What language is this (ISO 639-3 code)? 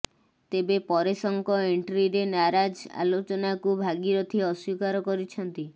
ori